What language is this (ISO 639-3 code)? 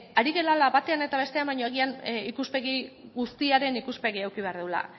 eus